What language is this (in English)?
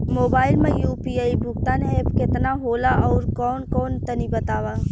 Bhojpuri